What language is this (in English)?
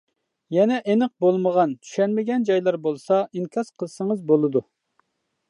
Uyghur